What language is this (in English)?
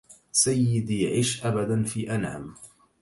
Arabic